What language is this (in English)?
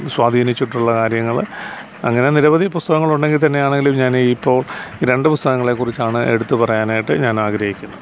Malayalam